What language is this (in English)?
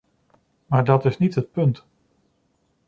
Dutch